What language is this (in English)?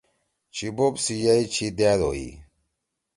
Torwali